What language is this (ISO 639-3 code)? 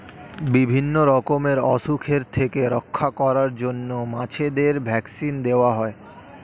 ben